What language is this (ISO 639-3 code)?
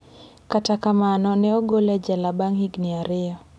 luo